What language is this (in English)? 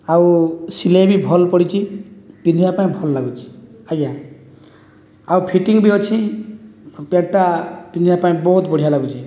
Odia